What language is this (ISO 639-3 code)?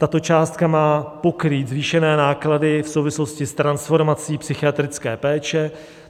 ces